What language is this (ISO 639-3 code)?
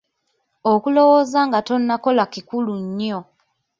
lug